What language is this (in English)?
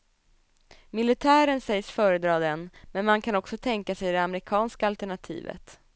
Swedish